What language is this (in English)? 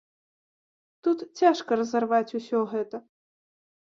Belarusian